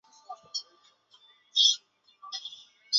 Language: Chinese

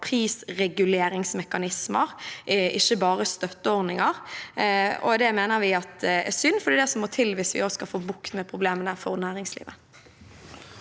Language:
Norwegian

